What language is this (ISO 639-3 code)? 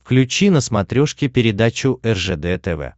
rus